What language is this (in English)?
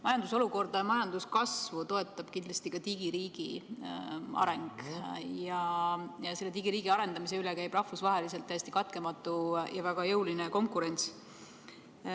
Estonian